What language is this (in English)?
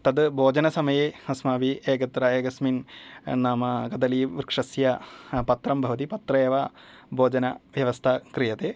Sanskrit